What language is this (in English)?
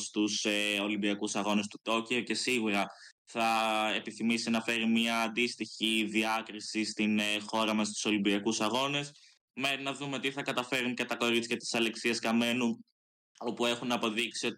Greek